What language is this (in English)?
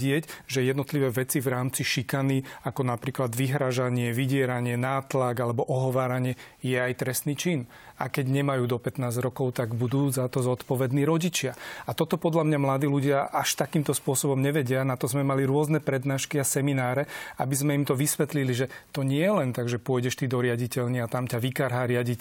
Slovak